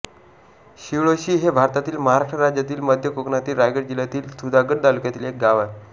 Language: Marathi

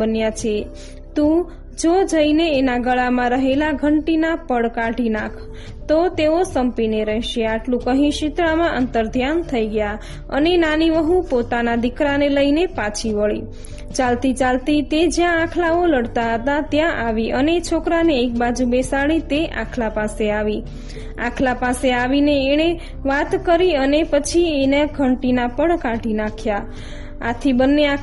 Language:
Gujarati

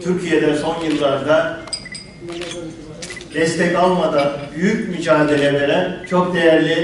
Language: Turkish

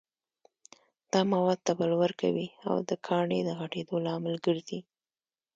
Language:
Pashto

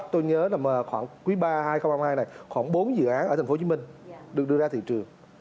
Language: Vietnamese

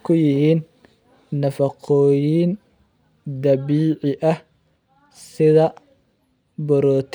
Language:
Somali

